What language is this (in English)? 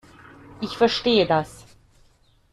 German